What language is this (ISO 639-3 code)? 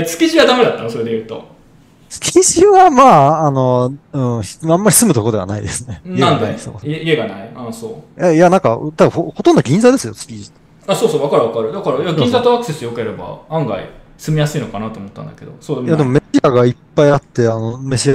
jpn